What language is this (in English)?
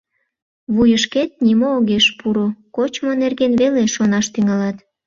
Mari